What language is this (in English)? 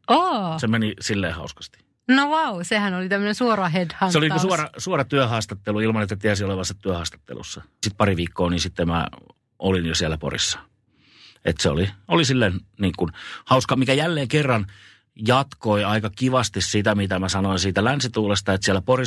Finnish